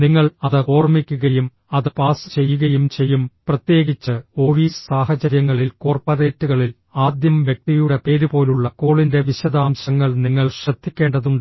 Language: Malayalam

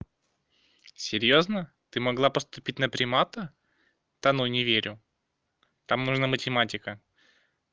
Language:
Russian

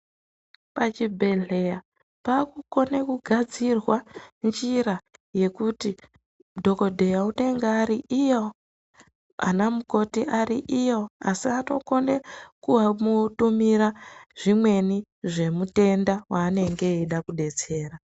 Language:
Ndau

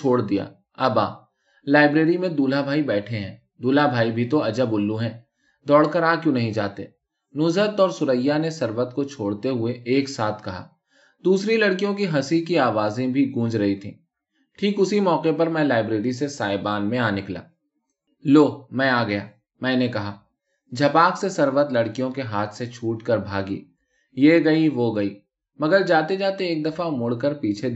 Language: Urdu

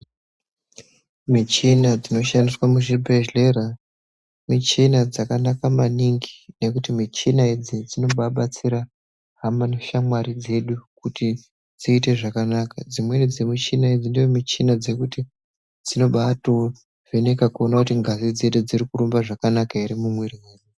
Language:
Ndau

